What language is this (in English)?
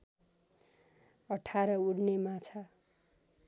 Nepali